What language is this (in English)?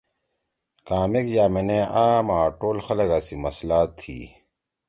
Torwali